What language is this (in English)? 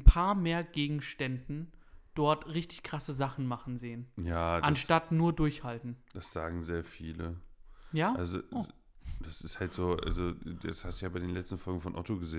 German